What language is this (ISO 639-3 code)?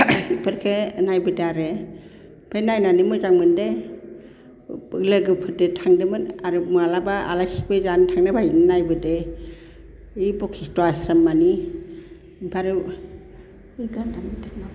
brx